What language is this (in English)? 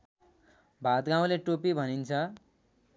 Nepali